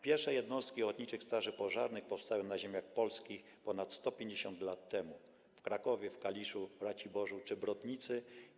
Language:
Polish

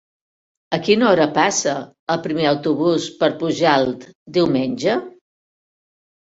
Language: Catalan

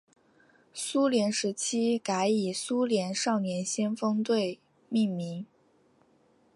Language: Chinese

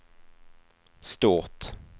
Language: Swedish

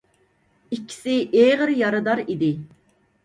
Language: Uyghur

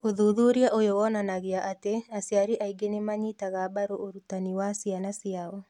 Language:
Kikuyu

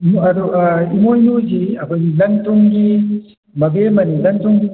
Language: Manipuri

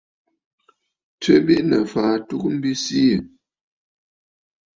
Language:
Bafut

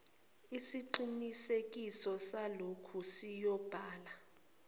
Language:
Zulu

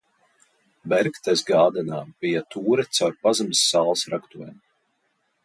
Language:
Latvian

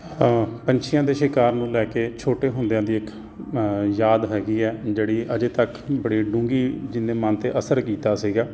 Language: Punjabi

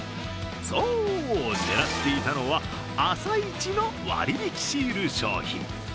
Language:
Japanese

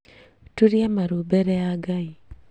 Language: Kikuyu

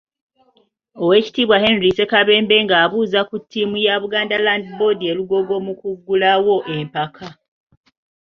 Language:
Ganda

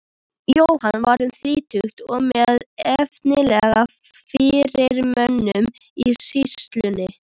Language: Icelandic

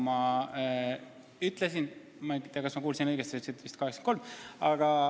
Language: Estonian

